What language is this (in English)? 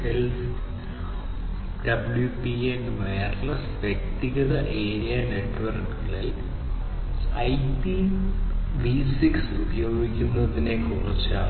Malayalam